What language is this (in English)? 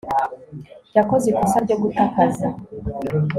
Kinyarwanda